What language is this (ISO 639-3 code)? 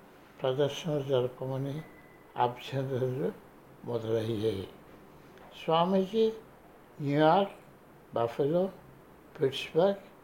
tel